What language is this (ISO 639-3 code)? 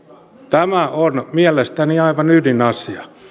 fin